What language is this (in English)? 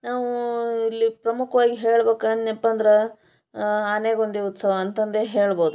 Kannada